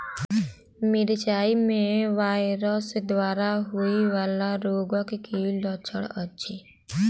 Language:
Maithili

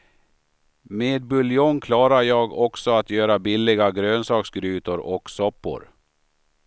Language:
Swedish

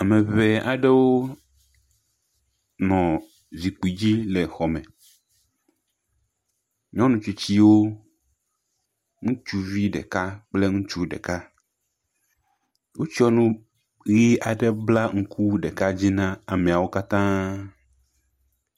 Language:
Ewe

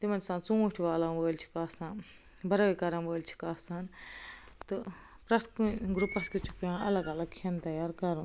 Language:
Kashmiri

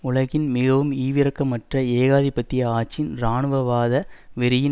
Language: Tamil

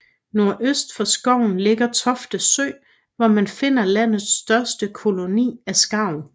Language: Danish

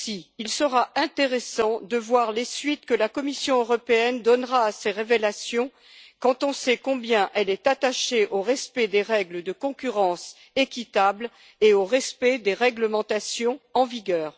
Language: French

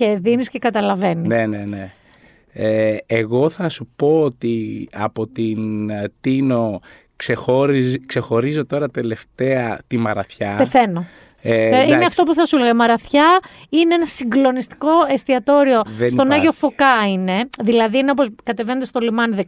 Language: Greek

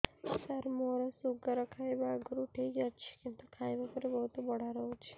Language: Odia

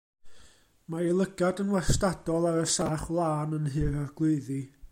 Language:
Welsh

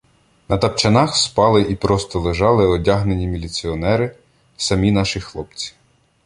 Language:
Ukrainian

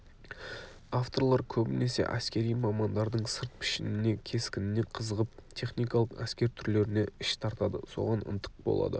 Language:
Kazakh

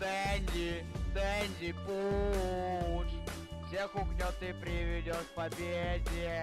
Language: Russian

